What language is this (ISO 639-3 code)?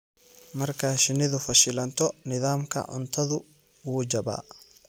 som